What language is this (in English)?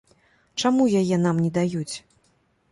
Belarusian